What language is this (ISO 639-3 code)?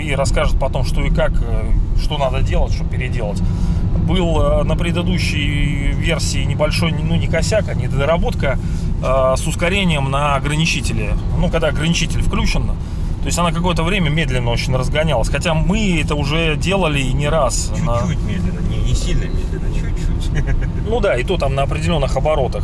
rus